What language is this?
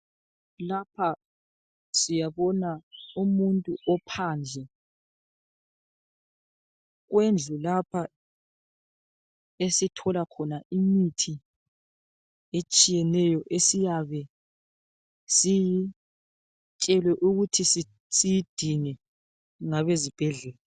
North Ndebele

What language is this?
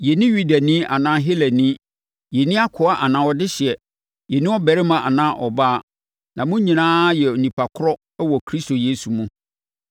Akan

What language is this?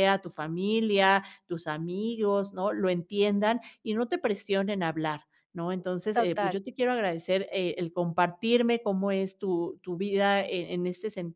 Spanish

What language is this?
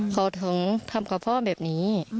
Thai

